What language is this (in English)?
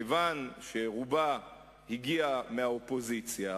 Hebrew